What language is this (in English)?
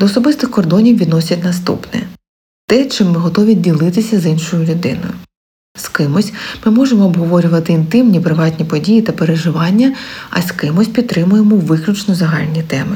Ukrainian